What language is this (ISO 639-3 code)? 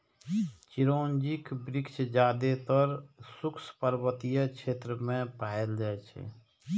mai